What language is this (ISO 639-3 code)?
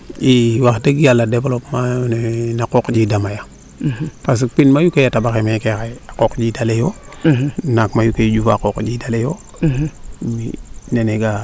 srr